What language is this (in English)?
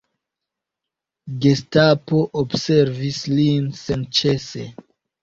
Esperanto